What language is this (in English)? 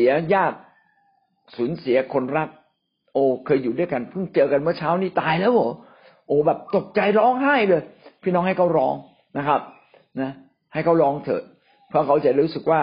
Thai